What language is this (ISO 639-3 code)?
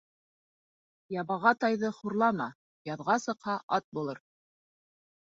bak